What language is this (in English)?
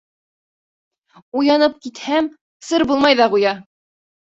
Bashkir